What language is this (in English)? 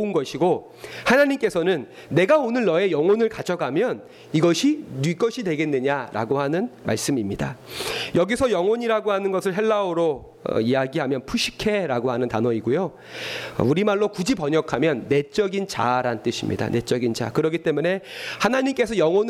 Korean